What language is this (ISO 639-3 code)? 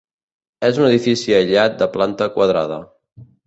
cat